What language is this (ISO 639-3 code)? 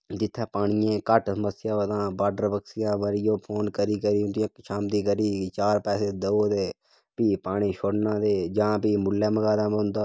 doi